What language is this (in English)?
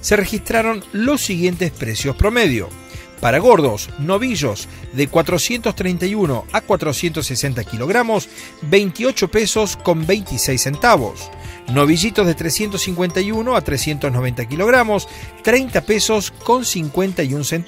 Spanish